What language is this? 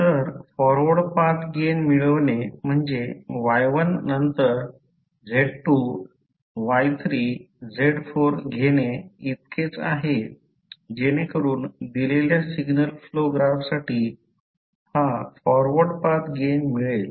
Marathi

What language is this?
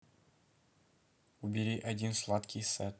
Russian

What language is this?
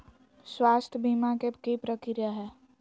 Magahi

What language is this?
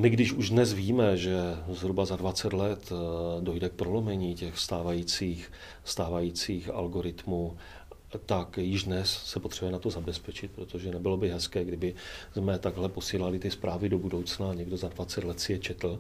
Czech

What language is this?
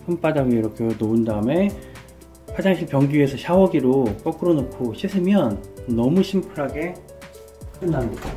Korean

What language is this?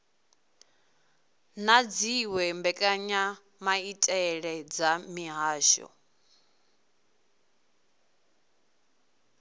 Venda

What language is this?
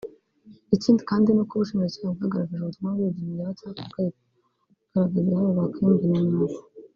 Kinyarwanda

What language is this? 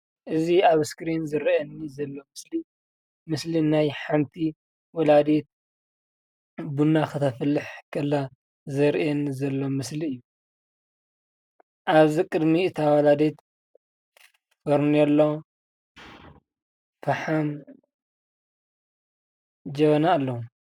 Tigrinya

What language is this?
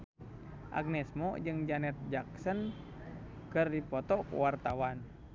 Sundanese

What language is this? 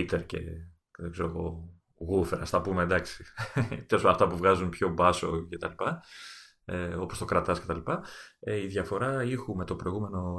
Greek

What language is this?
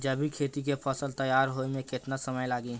Bhojpuri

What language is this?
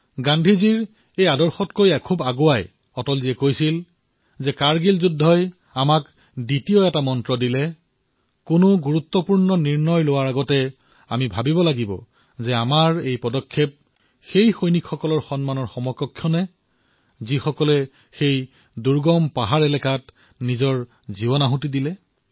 Assamese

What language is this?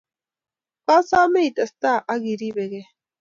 Kalenjin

